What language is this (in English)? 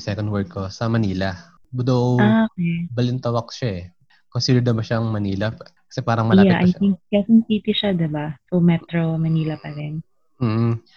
Filipino